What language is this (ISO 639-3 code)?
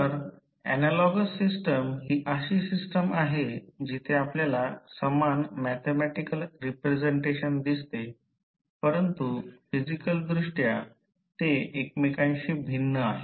mar